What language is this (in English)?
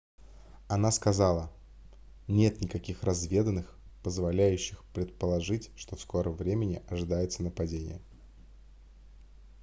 Russian